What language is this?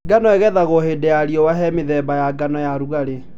Kikuyu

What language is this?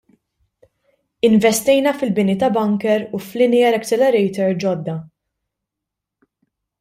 Maltese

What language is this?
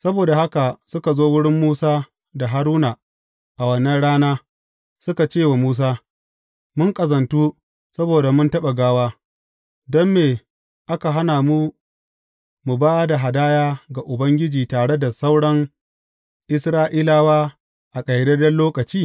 Hausa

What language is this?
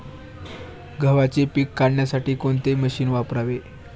Marathi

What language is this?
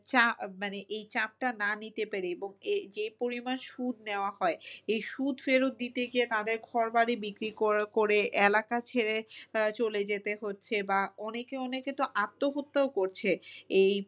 Bangla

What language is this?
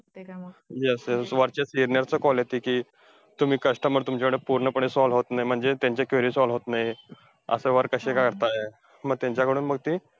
Marathi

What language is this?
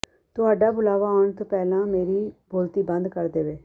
Punjabi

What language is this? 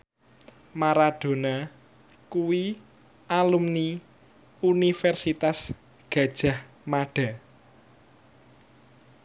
Javanese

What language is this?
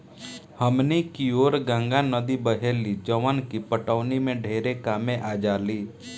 Bhojpuri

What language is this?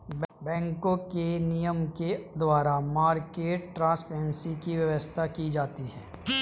Hindi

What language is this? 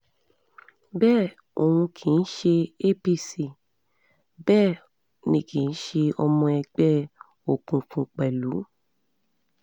Yoruba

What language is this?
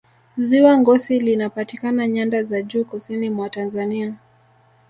Swahili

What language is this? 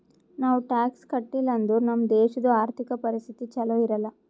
Kannada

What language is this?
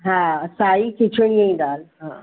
Sindhi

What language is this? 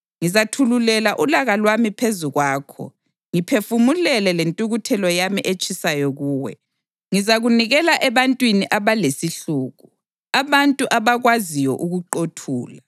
North Ndebele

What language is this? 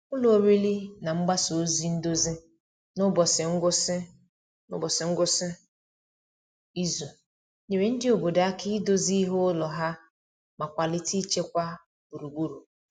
Igbo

